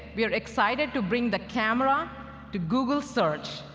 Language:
English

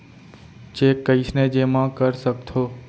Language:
Chhattisgarhi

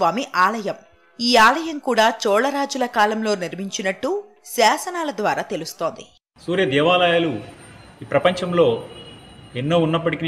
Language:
Telugu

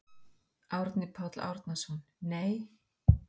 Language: Icelandic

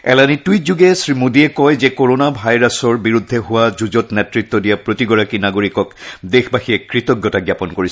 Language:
Assamese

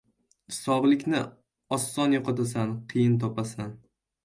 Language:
Uzbek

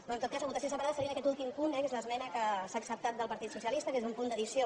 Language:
Catalan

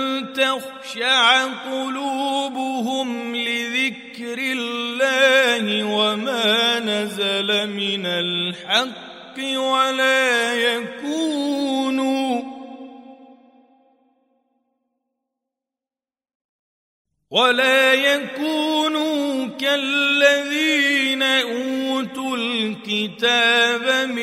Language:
Arabic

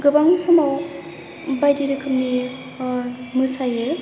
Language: Bodo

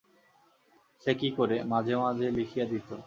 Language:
Bangla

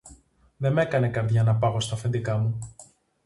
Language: Greek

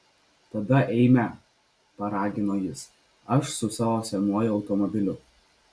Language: Lithuanian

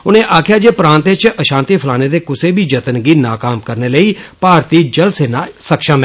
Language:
Dogri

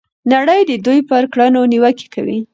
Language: Pashto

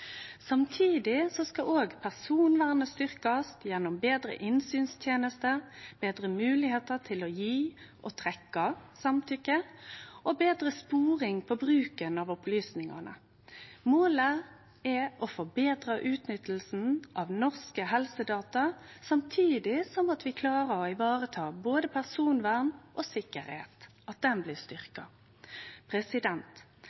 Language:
Norwegian Nynorsk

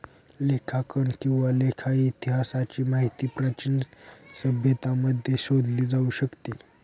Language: Marathi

